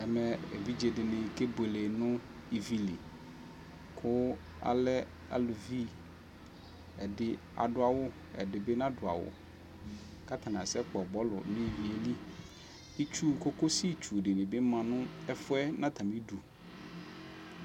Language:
Ikposo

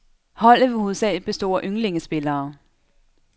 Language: Danish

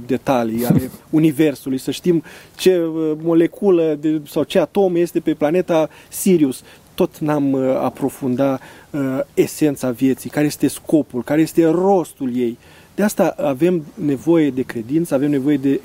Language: Romanian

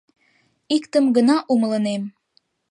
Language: Mari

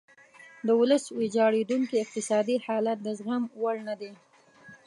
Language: Pashto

